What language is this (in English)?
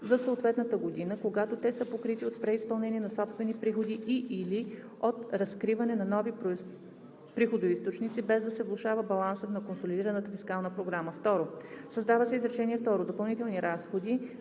Bulgarian